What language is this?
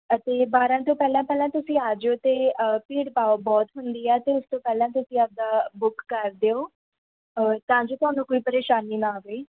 Punjabi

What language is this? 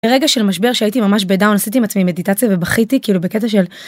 Hebrew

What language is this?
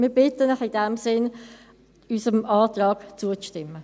Swiss German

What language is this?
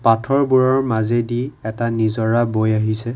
Assamese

